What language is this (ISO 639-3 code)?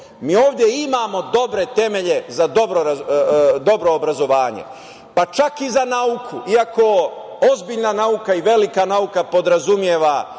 srp